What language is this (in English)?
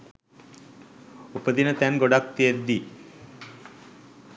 Sinhala